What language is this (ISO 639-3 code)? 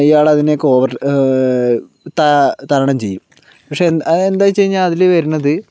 mal